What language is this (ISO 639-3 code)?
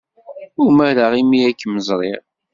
kab